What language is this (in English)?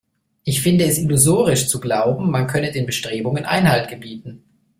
German